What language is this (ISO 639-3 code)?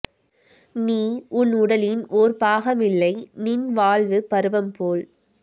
tam